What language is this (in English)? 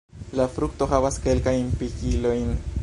Esperanto